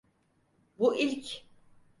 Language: Turkish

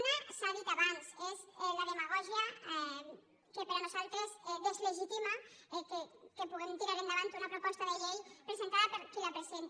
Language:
Catalan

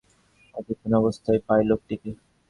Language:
Bangla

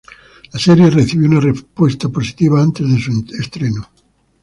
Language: Spanish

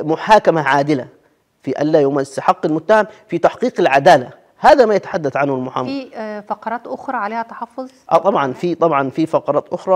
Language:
Arabic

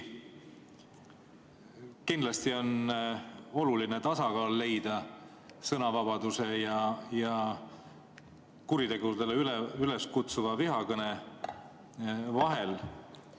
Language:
Estonian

